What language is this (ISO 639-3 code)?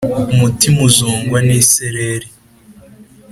kin